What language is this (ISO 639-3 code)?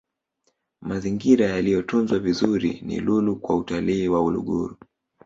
swa